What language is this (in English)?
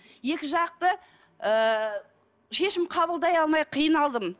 Kazakh